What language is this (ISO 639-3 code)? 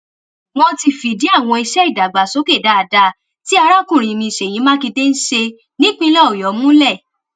yor